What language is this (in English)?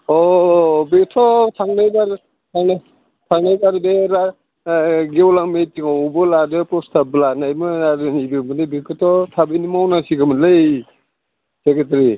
Bodo